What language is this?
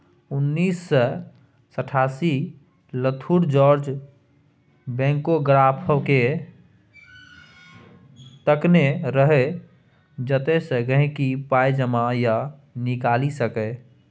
Maithili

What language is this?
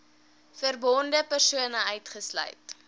Afrikaans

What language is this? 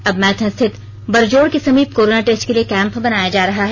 Hindi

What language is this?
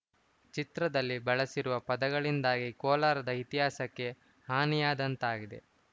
Kannada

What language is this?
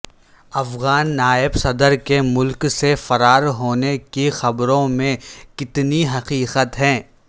Urdu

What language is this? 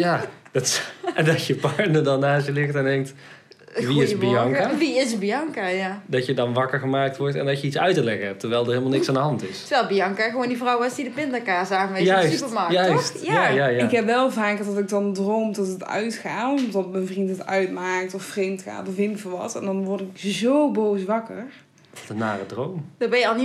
Dutch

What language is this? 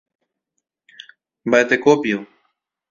Guarani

